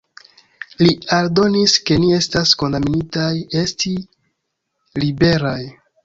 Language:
Esperanto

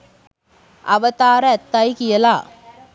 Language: Sinhala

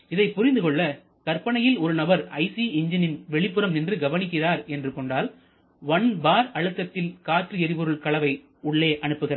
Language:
Tamil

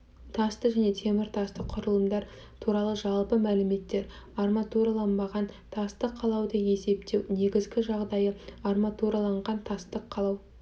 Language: Kazakh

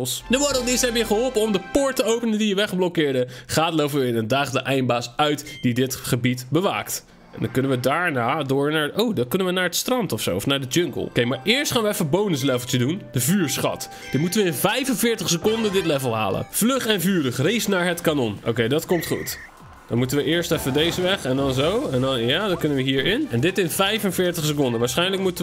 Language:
Dutch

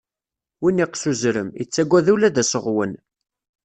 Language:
Kabyle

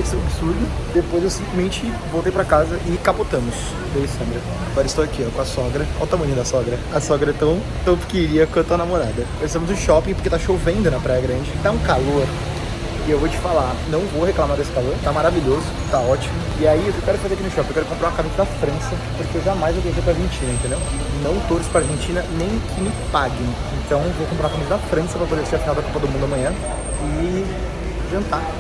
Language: Portuguese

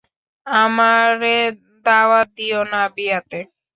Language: Bangla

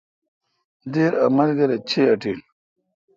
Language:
Kalkoti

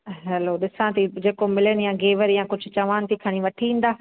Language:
Sindhi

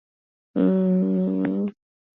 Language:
Swahili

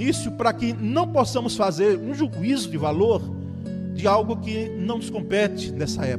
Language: Portuguese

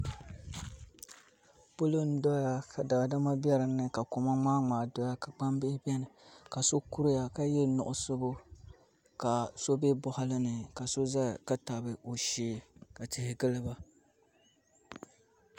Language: Dagbani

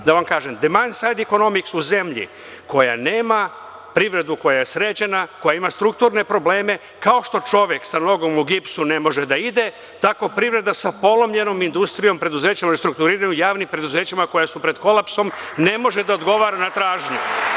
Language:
Serbian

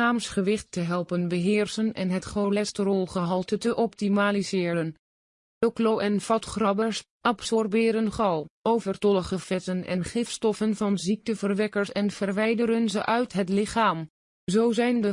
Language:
Dutch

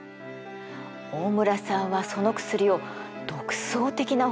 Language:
Japanese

